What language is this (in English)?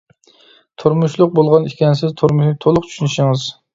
Uyghur